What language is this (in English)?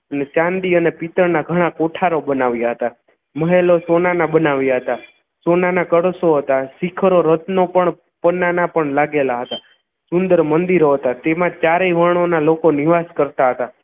Gujarati